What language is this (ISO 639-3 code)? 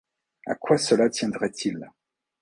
fra